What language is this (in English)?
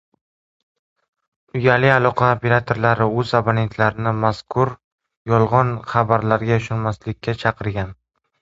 Uzbek